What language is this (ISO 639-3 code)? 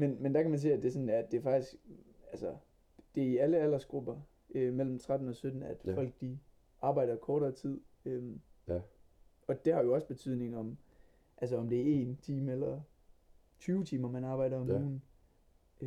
dan